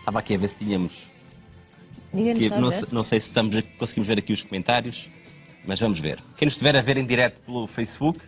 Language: Portuguese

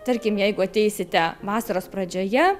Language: Lithuanian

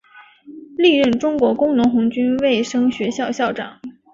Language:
Chinese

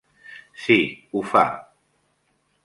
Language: Catalan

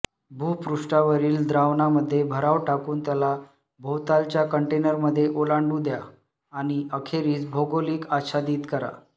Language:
Marathi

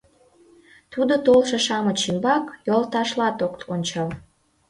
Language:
Mari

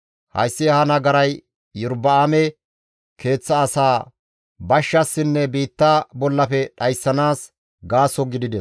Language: Gamo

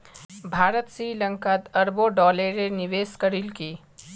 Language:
Magahi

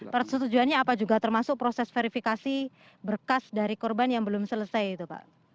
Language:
Indonesian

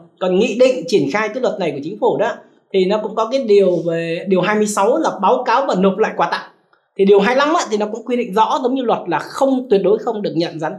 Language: Vietnamese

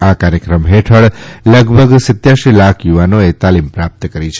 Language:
Gujarati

